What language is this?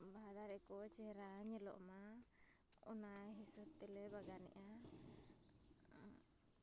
Santali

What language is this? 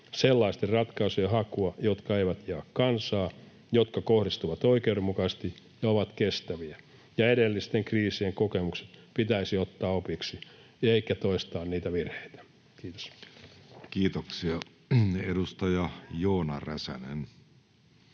Finnish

